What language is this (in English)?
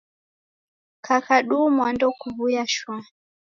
Taita